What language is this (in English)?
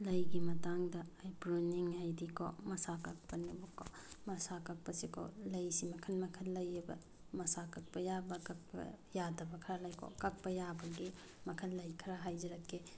Manipuri